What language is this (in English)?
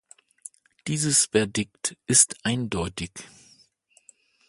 German